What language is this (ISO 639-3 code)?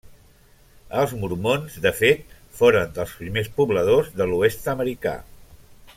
cat